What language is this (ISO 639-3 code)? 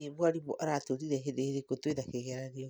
kik